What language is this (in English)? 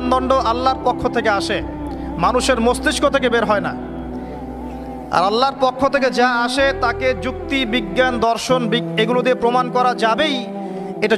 Arabic